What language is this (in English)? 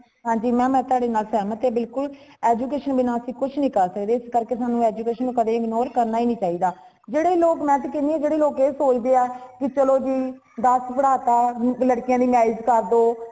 Punjabi